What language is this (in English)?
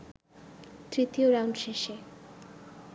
Bangla